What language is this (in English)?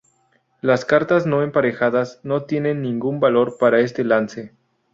Spanish